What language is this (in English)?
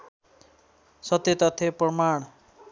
Nepali